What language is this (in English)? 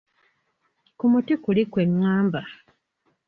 Ganda